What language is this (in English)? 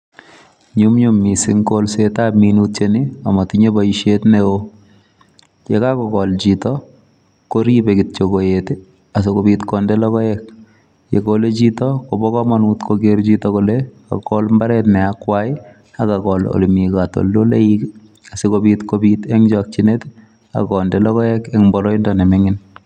Kalenjin